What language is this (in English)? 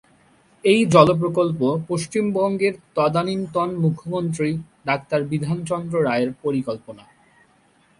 Bangla